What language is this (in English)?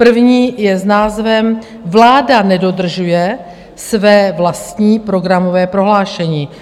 Czech